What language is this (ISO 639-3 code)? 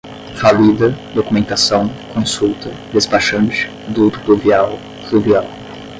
por